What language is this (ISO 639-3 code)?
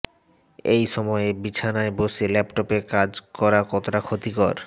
ben